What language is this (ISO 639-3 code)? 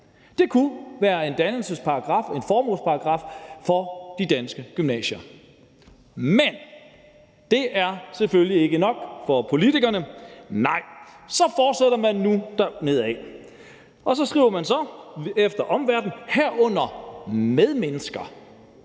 dan